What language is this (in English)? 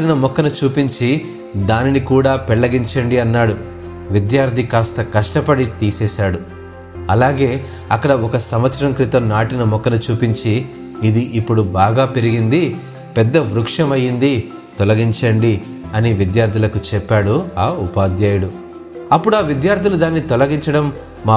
Telugu